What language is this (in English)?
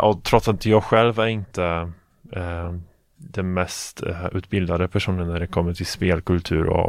Swedish